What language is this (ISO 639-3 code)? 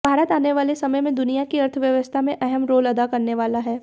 hin